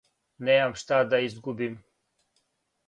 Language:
Serbian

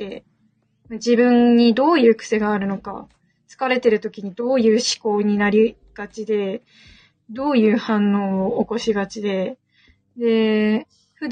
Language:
Japanese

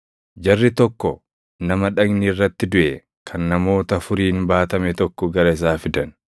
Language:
Oromo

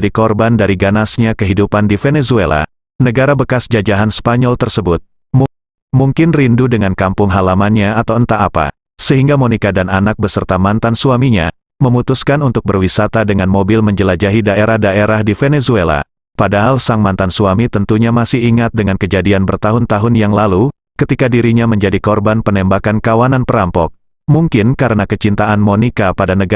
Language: Indonesian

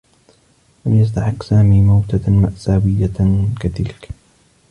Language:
Arabic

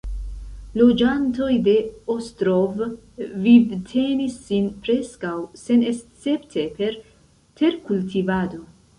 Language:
Esperanto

